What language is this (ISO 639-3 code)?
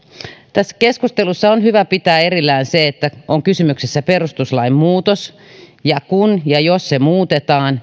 fin